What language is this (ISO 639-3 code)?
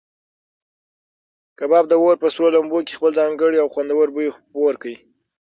pus